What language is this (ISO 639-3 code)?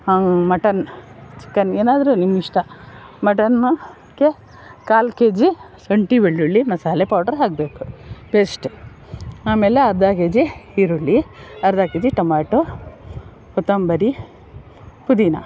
kan